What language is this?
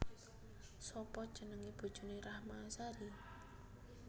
Javanese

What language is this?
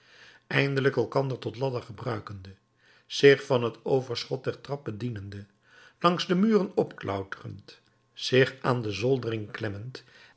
Dutch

